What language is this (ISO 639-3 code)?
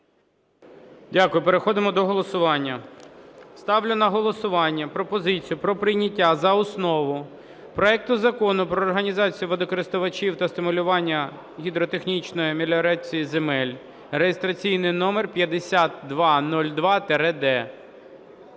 ukr